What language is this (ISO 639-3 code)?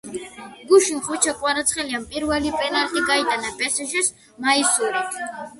kat